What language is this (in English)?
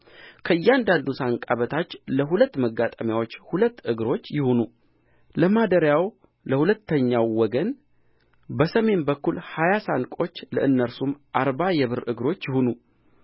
Amharic